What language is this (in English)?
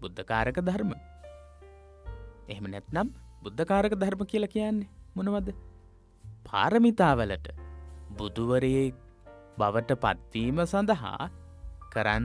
Hindi